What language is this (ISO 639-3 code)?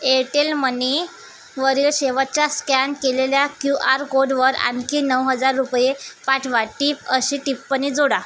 mar